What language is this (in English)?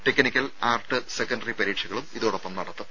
Malayalam